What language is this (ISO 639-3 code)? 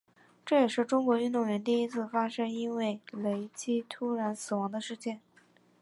zho